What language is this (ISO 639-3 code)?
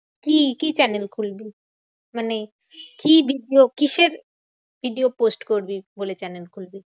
ben